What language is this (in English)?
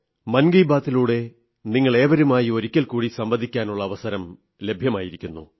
Malayalam